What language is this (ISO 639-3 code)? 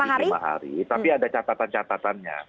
ind